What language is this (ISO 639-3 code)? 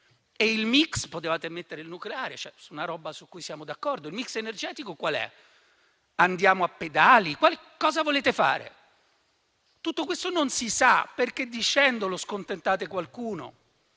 ita